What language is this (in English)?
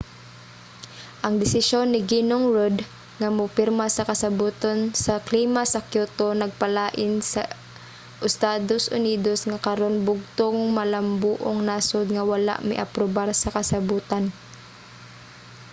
Cebuano